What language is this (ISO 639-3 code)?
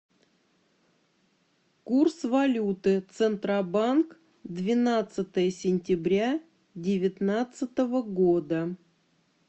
rus